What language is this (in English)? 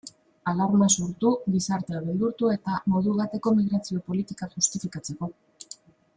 Basque